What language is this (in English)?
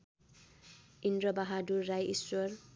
Nepali